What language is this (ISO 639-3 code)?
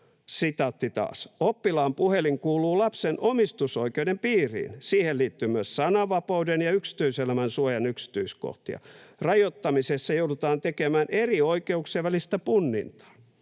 fin